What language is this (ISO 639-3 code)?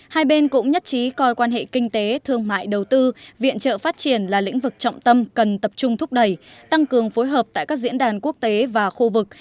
vie